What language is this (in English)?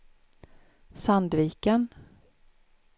Swedish